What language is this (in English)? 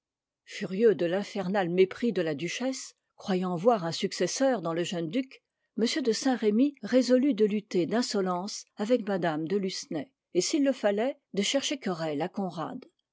French